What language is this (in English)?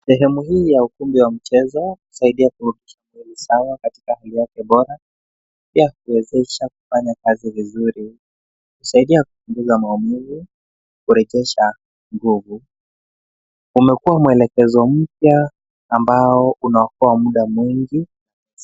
Swahili